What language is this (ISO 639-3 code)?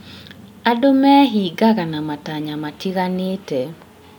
kik